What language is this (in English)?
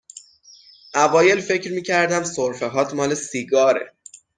Persian